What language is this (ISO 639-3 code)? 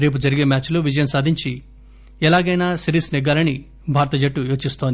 tel